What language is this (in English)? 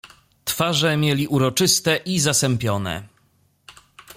Polish